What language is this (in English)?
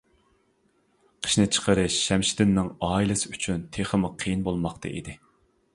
Uyghur